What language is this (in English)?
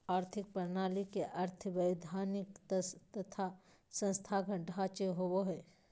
Magahi